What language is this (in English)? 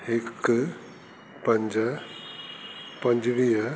Sindhi